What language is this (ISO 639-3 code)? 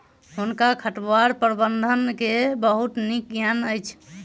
mai